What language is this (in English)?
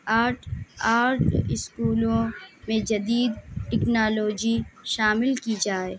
Urdu